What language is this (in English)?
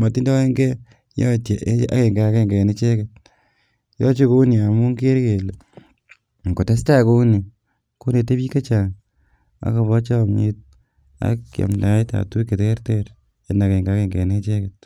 Kalenjin